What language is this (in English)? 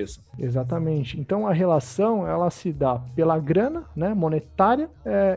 Portuguese